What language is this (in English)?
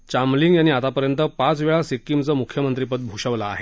Marathi